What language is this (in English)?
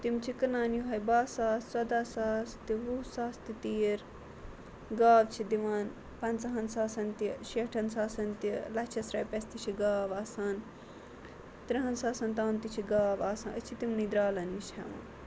Kashmiri